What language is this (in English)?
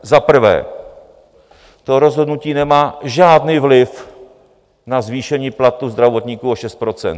Czech